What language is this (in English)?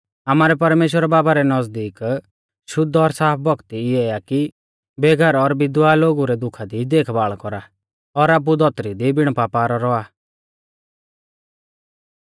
Mahasu Pahari